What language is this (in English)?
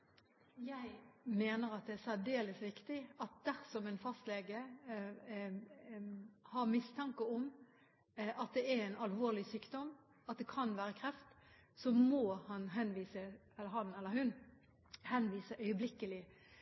Norwegian Bokmål